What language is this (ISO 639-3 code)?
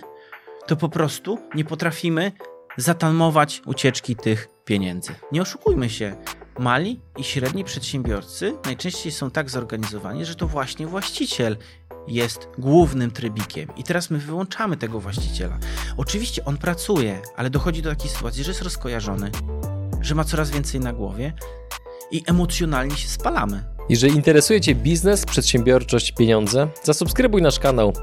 pol